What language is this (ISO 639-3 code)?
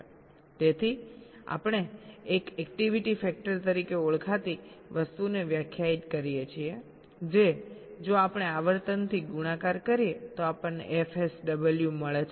guj